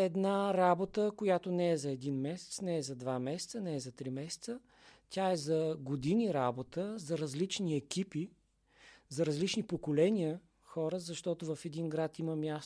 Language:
Bulgarian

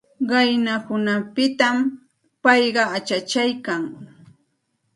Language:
Santa Ana de Tusi Pasco Quechua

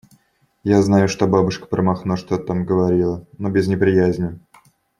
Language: Russian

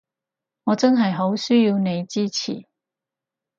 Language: Cantonese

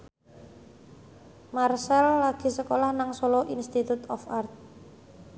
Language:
Javanese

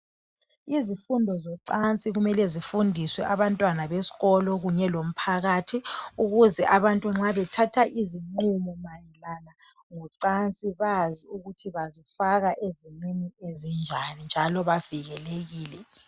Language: North Ndebele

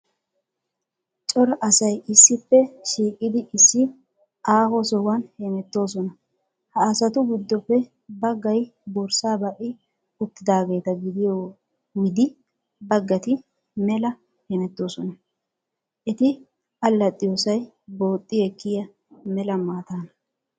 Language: Wolaytta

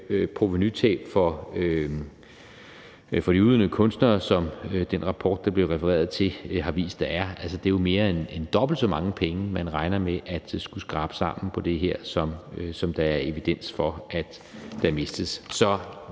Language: Danish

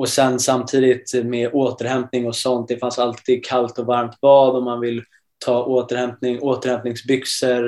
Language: Swedish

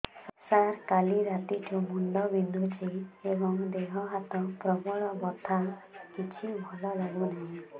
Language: Odia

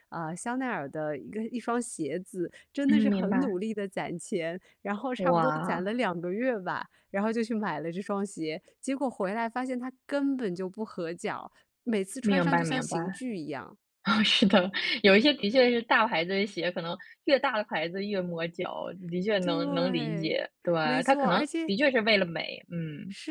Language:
Chinese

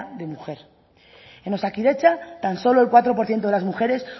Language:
Spanish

